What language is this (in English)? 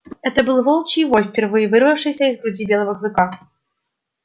Russian